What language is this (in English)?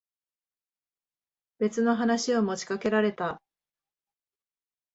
Japanese